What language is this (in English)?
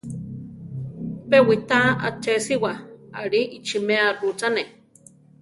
Central Tarahumara